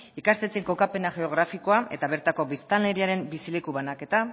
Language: Basque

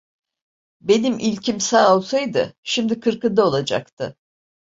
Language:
Turkish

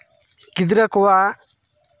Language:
Santali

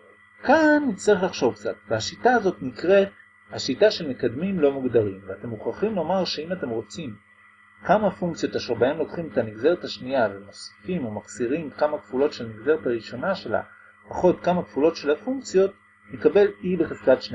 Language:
Hebrew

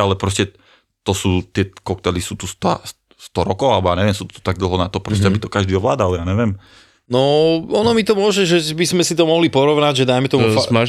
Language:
Slovak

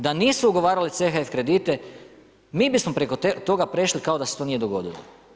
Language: Croatian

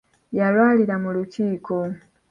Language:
Ganda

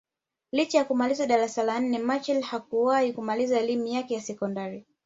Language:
Swahili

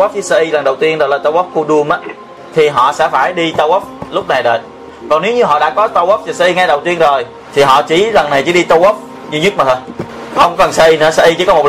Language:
Vietnamese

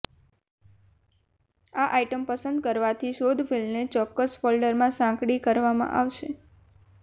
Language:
Gujarati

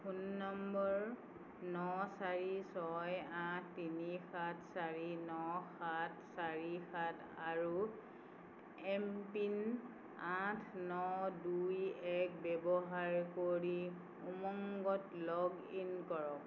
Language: Assamese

